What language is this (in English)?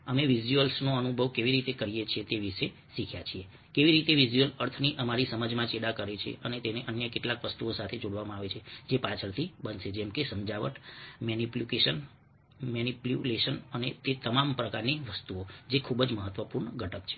Gujarati